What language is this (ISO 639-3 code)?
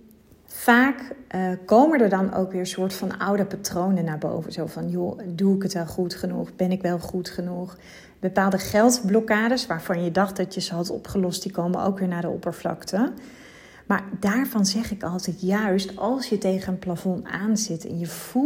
nld